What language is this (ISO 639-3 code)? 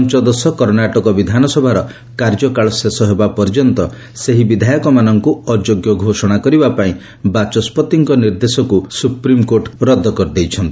ori